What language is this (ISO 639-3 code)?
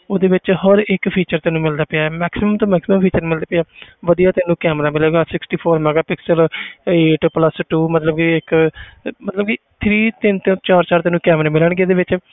pan